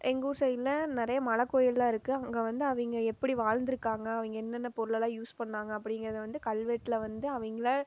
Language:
Tamil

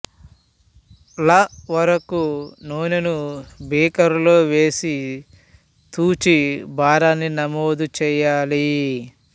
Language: Telugu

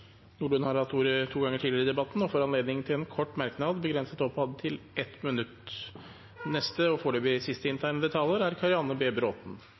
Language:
Norwegian Bokmål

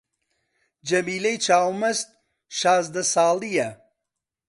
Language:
Central Kurdish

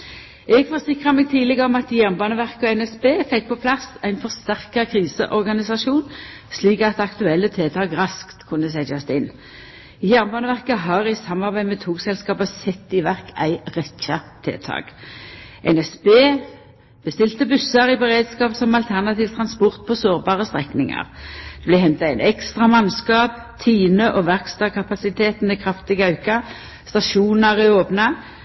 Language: Norwegian Nynorsk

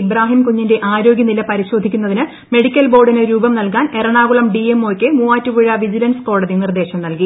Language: Malayalam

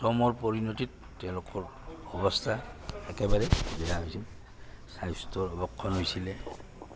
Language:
Assamese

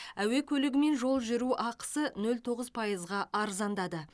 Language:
Kazakh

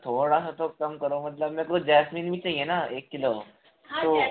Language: Hindi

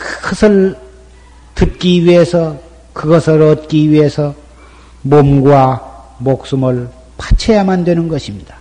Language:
Korean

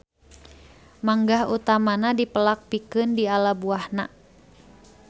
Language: Sundanese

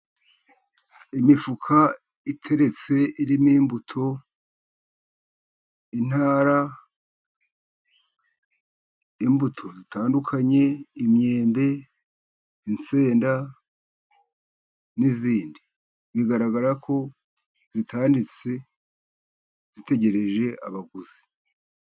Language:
Kinyarwanda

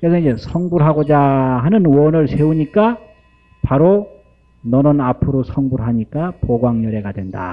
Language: Korean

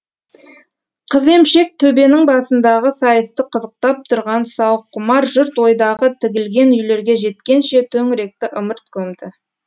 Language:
Kazakh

